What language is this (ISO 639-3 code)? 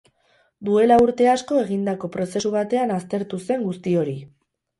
eus